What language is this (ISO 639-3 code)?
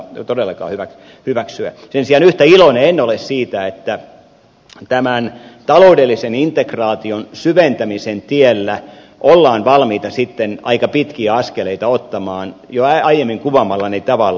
fin